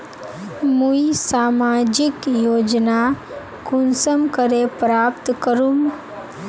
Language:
Magahi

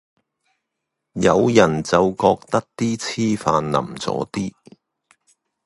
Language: Cantonese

